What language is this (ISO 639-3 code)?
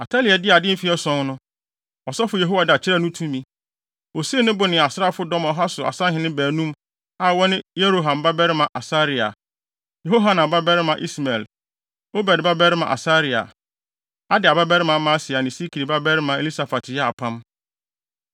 aka